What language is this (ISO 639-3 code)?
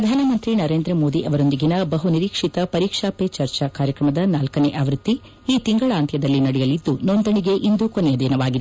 kan